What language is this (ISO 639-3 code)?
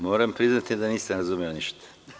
srp